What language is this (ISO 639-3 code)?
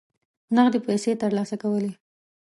pus